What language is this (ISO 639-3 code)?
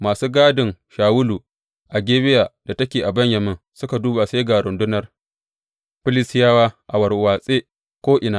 hau